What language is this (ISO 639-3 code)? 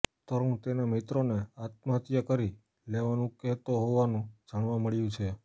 guj